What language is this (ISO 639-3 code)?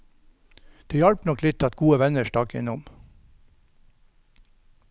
nor